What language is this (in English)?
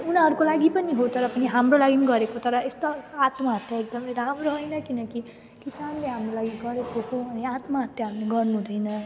Nepali